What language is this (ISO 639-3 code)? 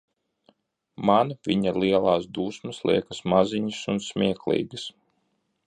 lav